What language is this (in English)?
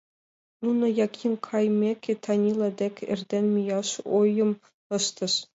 Mari